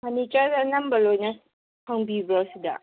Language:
Manipuri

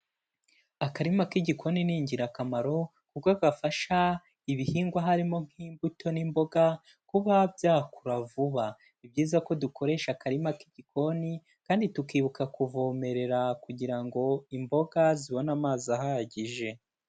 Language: Kinyarwanda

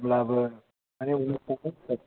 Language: Bodo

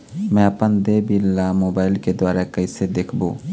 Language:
Chhattisgarhi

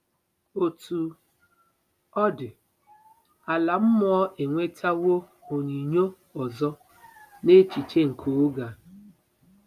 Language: Igbo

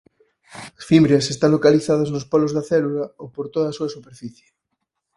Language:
Galician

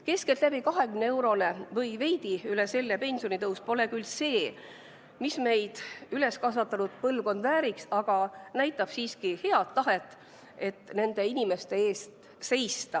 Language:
Estonian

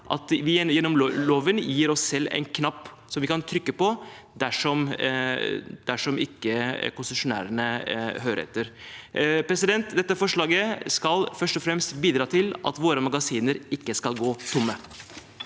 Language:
Norwegian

